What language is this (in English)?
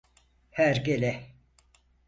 Turkish